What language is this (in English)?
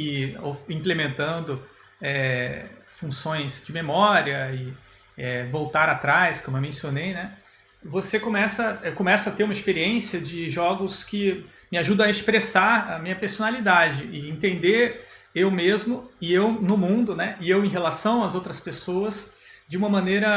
Portuguese